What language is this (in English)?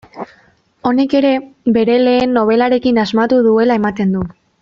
Basque